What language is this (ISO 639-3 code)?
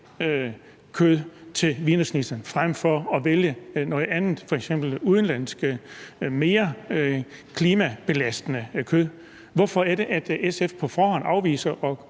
dan